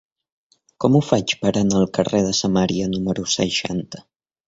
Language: Catalan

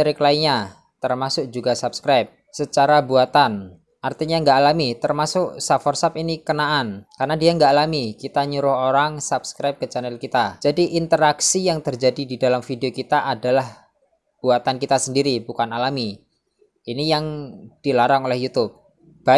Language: Indonesian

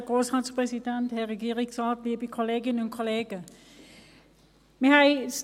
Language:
Swiss German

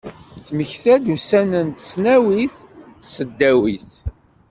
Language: Kabyle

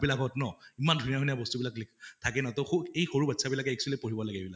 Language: Assamese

